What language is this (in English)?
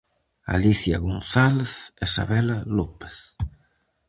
Galician